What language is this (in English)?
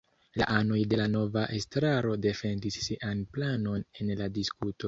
Esperanto